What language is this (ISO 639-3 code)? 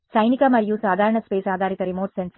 tel